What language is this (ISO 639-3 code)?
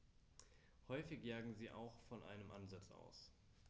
deu